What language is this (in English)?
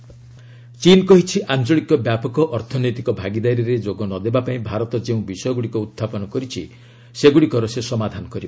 Odia